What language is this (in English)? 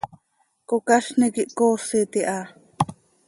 Seri